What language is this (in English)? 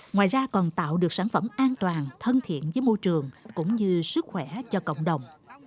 Vietnamese